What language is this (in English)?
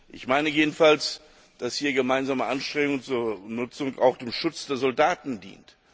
German